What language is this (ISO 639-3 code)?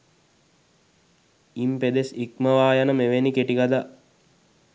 sin